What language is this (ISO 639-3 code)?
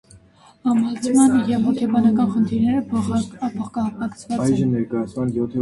hye